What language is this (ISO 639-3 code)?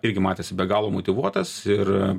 lit